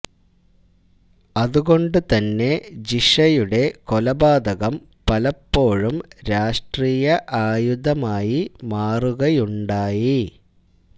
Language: Malayalam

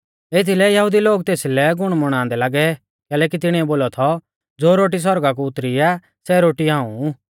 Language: Mahasu Pahari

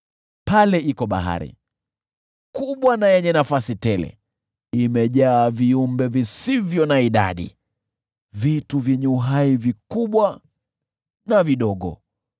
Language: Swahili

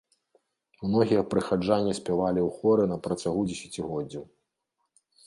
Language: Belarusian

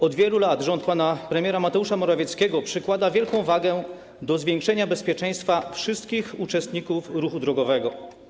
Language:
Polish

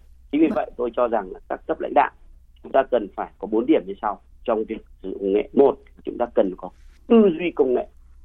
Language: Vietnamese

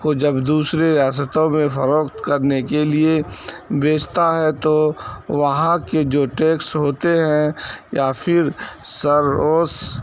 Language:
Urdu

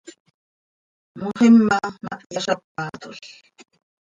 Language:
Seri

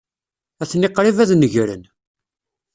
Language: Kabyle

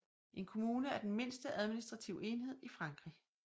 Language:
Danish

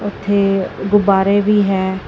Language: Punjabi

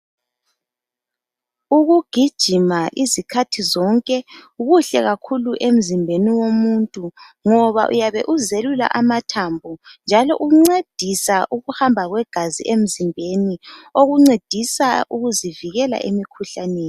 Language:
North Ndebele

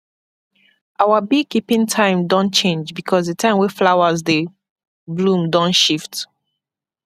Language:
Nigerian Pidgin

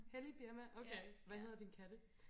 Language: Danish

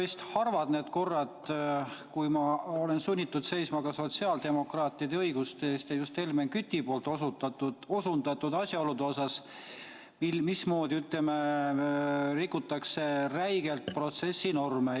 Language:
Estonian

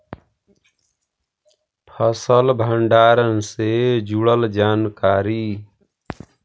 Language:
Magahi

